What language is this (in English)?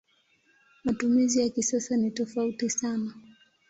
Swahili